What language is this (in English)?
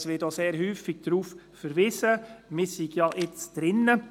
Swiss German